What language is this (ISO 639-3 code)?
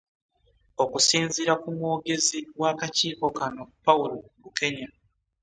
lug